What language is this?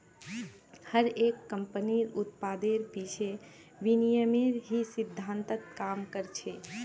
Magahi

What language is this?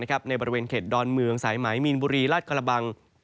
Thai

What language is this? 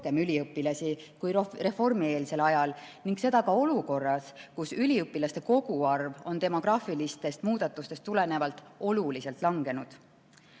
Estonian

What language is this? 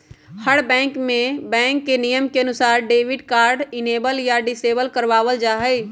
Magahi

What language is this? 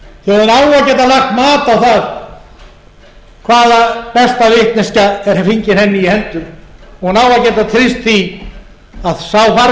Icelandic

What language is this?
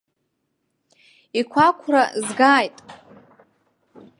Abkhazian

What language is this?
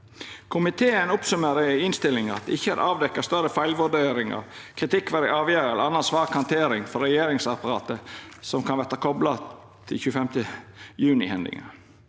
Norwegian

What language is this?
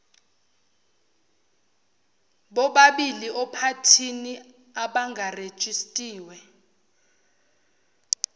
Zulu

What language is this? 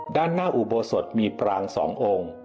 Thai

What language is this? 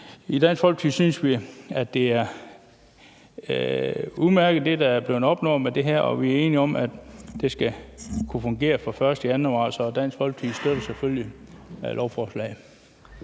Danish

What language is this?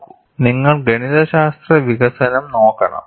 Malayalam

